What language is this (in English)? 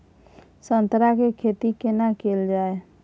Maithili